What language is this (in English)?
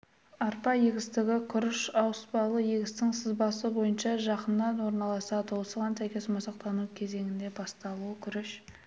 Kazakh